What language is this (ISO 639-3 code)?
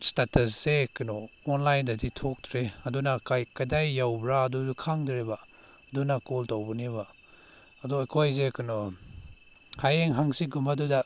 mni